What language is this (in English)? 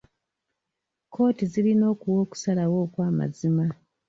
Ganda